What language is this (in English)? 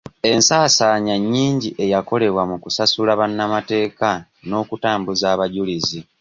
Ganda